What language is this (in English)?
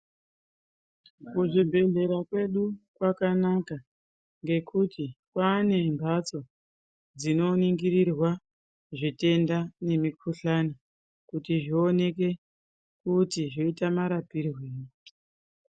Ndau